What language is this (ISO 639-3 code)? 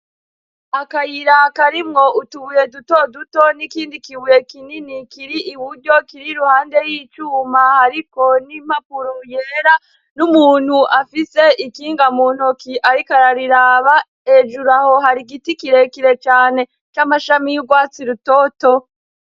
run